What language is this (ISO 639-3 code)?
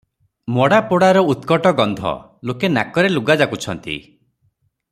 ori